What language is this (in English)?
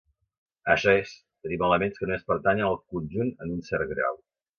Catalan